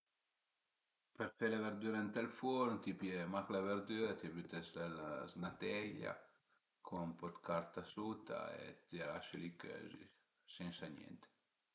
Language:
Piedmontese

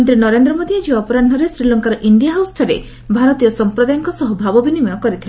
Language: Odia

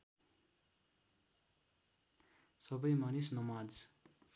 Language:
Nepali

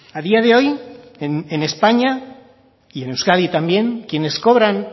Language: Spanish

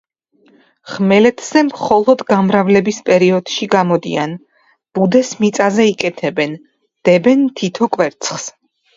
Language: Georgian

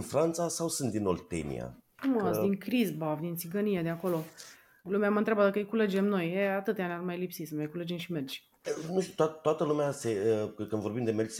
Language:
Romanian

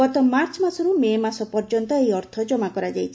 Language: Odia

